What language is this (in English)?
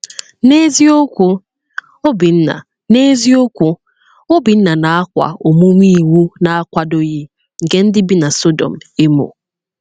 Igbo